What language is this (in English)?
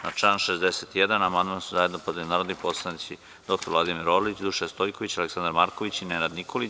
Serbian